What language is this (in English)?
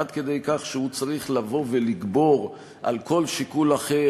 Hebrew